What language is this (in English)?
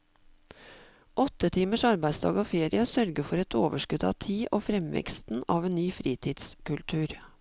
Norwegian